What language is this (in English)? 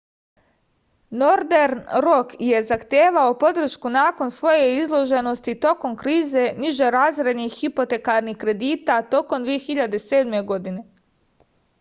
Serbian